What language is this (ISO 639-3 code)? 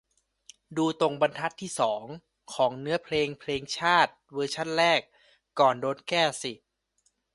tha